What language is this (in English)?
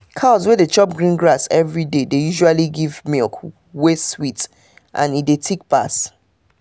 Nigerian Pidgin